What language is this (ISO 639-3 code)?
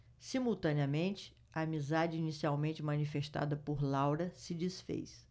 por